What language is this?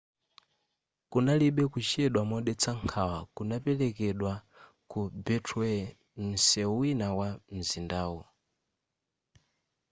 Nyanja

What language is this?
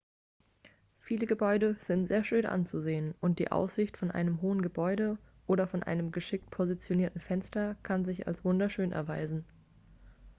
German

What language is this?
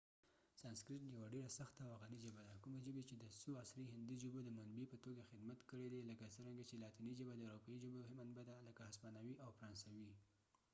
Pashto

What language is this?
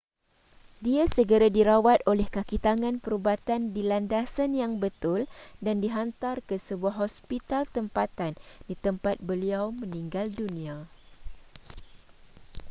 Malay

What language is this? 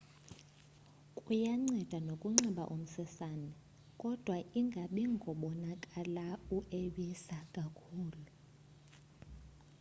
Xhosa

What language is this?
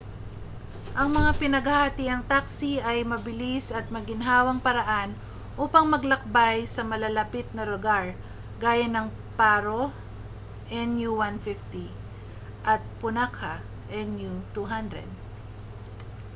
Filipino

